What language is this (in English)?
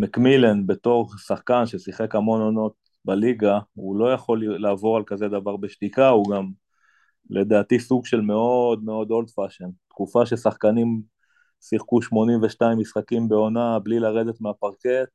Hebrew